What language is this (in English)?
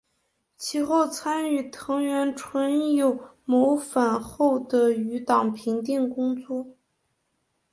Chinese